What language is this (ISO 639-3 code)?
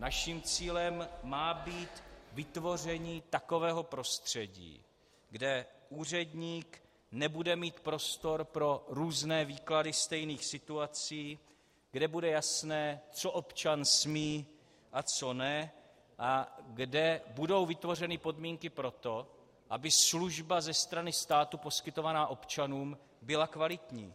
ces